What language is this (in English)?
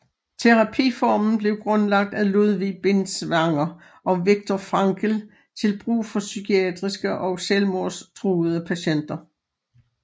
Danish